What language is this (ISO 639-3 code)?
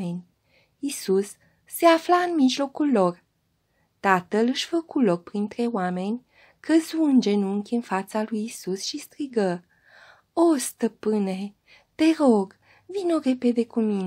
ron